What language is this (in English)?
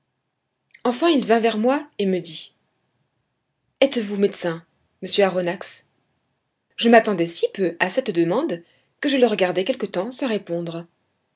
French